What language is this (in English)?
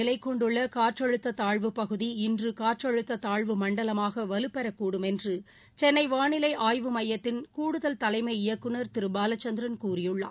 Tamil